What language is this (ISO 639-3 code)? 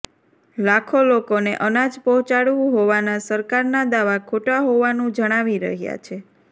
guj